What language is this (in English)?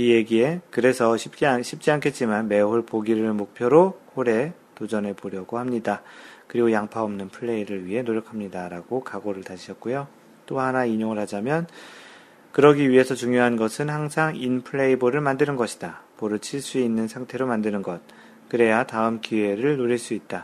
Korean